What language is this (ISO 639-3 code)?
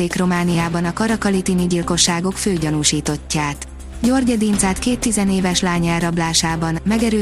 hun